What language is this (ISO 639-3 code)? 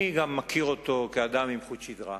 heb